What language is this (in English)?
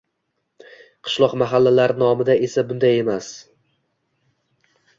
Uzbek